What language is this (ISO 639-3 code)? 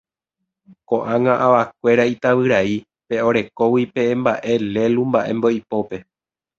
grn